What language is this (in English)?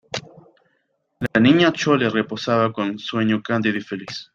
Spanish